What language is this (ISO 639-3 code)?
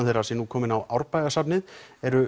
isl